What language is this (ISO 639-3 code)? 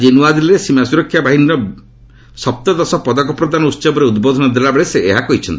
ori